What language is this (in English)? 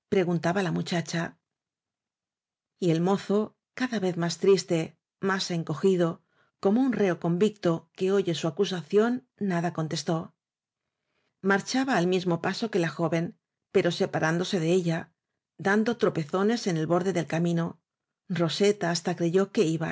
Spanish